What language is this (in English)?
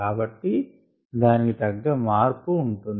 Telugu